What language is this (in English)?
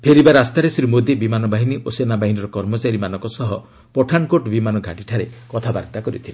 Odia